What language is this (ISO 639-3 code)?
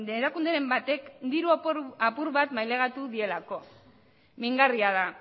eus